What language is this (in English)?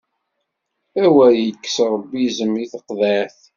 Kabyle